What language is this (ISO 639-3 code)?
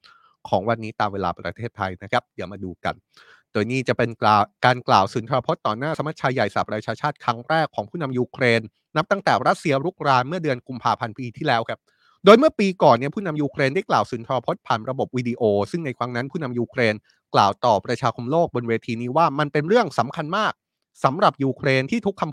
tha